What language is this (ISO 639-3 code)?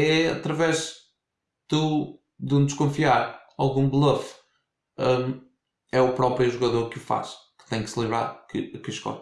por